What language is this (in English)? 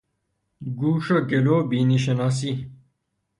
Persian